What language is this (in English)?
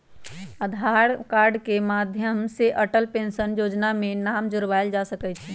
Magahi